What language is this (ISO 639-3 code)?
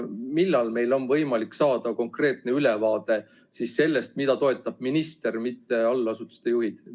est